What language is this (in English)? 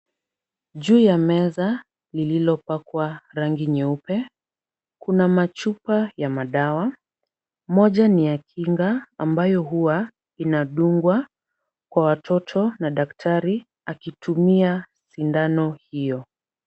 Swahili